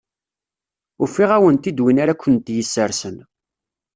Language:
Kabyle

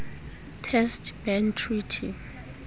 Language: Southern Sotho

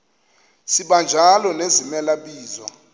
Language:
Xhosa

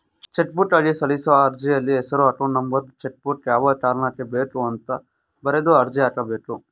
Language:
Kannada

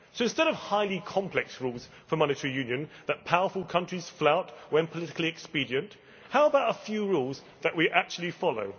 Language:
English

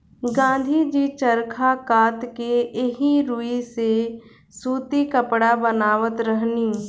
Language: Bhojpuri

